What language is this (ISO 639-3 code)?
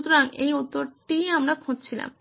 ben